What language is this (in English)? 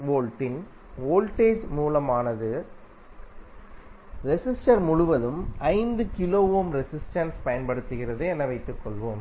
Tamil